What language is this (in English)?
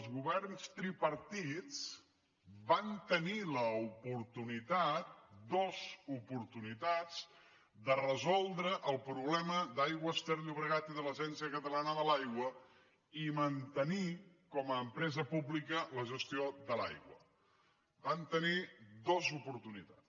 Catalan